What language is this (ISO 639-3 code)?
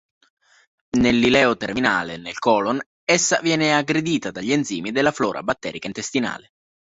ita